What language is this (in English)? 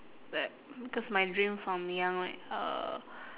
English